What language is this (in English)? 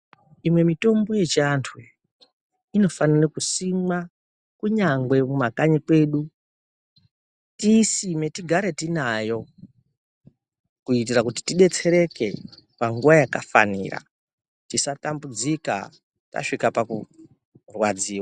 Ndau